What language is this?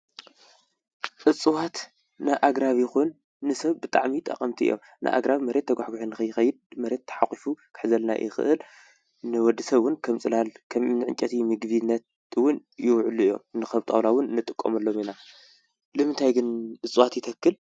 Tigrinya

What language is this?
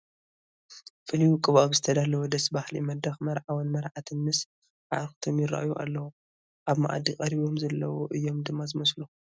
Tigrinya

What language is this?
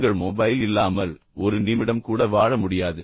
Tamil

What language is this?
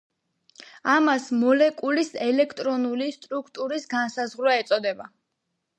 Georgian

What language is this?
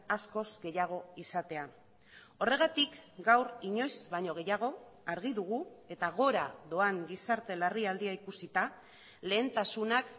Basque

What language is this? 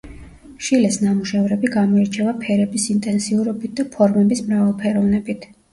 Georgian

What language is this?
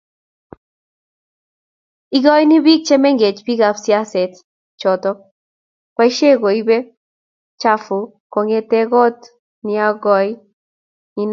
Kalenjin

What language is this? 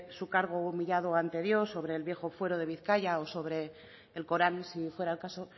Spanish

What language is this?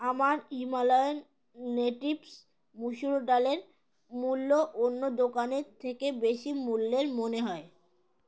Bangla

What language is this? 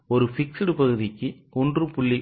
Tamil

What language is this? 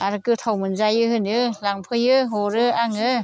Bodo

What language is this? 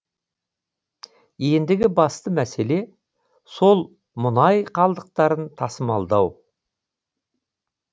Kazakh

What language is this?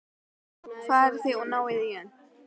Icelandic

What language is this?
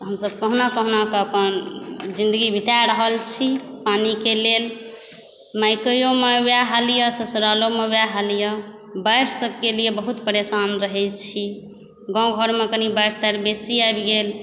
Maithili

